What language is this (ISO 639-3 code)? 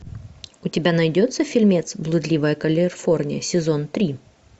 rus